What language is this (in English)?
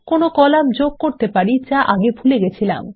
Bangla